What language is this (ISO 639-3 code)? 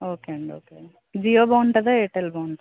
tel